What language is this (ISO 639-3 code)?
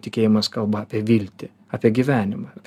lit